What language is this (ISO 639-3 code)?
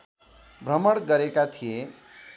nep